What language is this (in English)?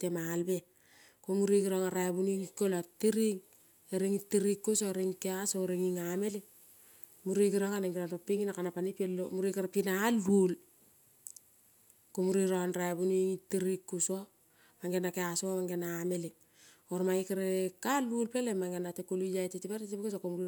Kol (Papua New Guinea)